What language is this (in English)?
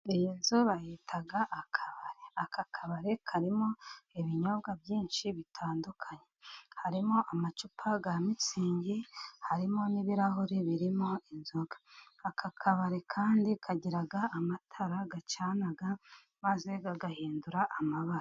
Kinyarwanda